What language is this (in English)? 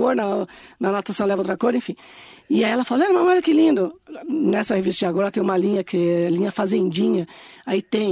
Portuguese